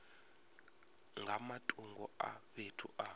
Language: Venda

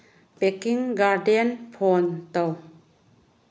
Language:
Manipuri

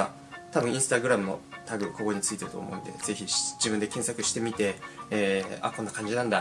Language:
Japanese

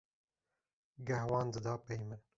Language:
Kurdish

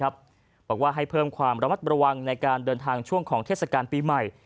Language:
Thai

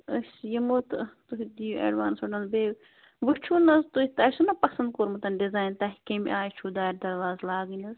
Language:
Kashmiri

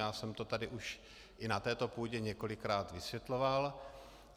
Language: Czech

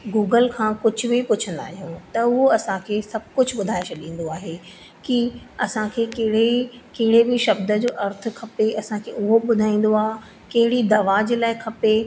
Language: Sindhi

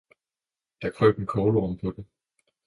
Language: Danish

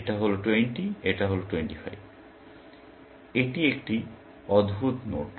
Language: Bangla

